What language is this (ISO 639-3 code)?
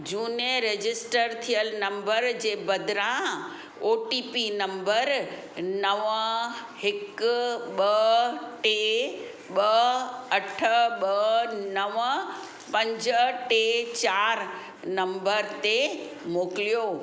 snd